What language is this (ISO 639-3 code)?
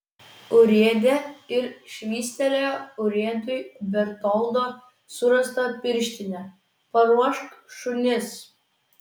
lit